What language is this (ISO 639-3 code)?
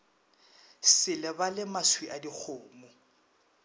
nso